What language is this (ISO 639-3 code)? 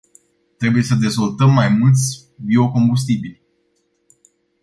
ron